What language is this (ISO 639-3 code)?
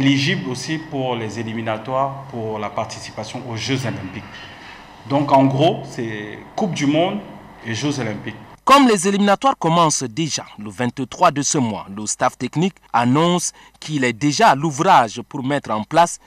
fra